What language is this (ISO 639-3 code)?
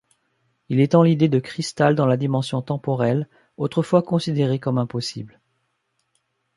fra